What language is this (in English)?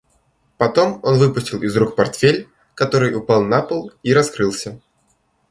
Russian